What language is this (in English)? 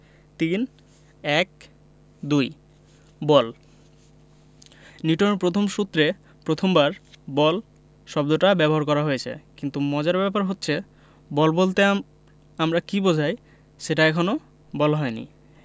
Bangla